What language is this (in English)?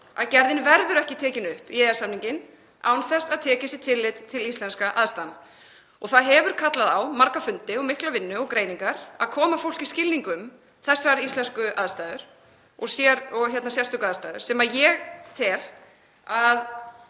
Icelandic